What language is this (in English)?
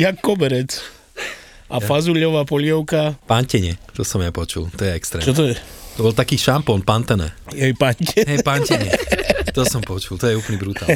Slovak